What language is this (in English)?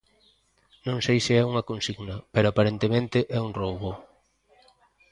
Galician